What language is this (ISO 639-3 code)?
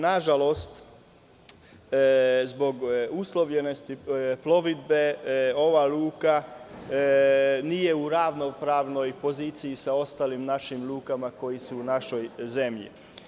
srp